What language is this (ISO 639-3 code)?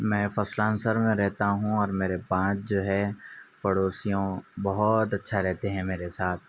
urd